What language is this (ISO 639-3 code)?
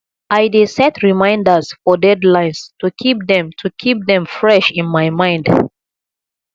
pcm